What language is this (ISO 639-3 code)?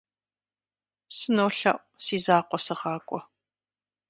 kbd